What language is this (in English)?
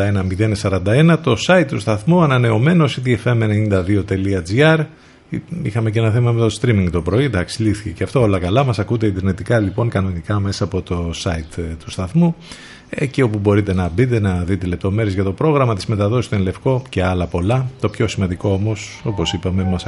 Greek